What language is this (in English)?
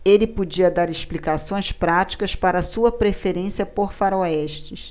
Portuguese